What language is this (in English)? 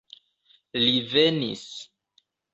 Esperanto